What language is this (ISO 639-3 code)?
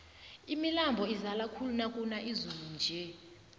nbl